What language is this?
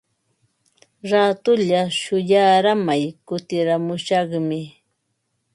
Ambo-Pasco Quechua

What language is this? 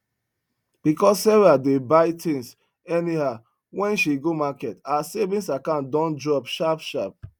Nigerian Pidgin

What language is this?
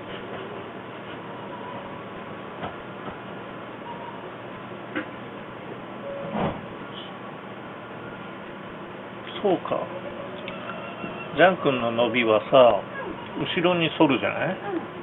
Japanese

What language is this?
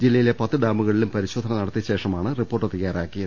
Malayalam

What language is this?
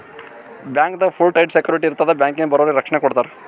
Kannada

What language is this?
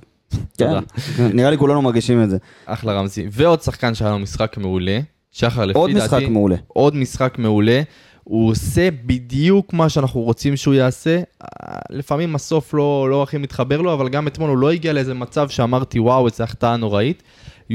Hebrew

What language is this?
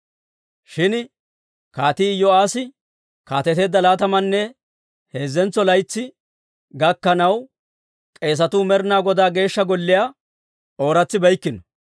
Dawro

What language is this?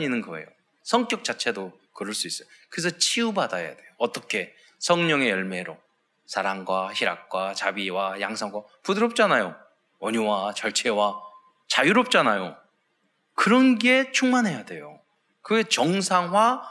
Korean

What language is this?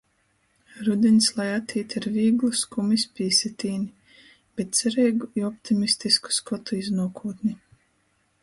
Latgalian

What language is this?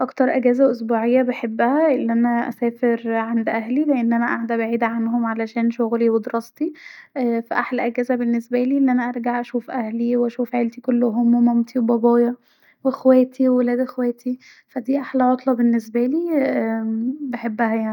Egyptian Arabic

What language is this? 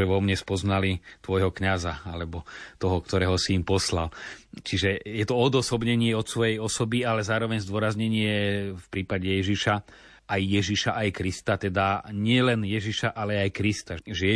Slovak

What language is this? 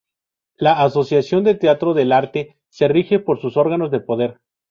Spanish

